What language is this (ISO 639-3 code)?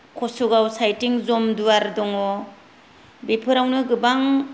brx